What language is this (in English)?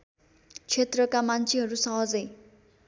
Nepali